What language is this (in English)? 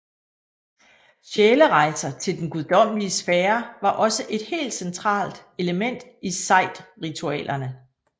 Danish